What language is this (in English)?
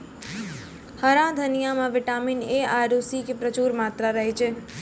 Maithili